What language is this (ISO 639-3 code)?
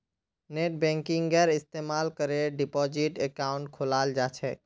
mag